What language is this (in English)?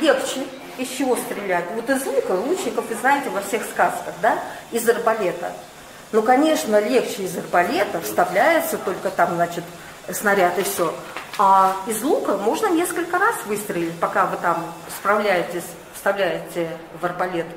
Russian